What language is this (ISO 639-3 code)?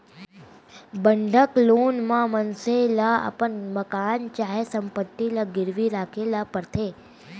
hne